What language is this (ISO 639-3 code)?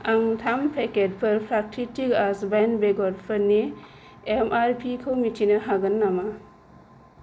brx